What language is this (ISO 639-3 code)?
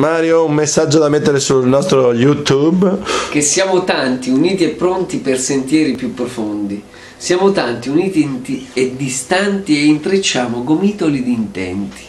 ita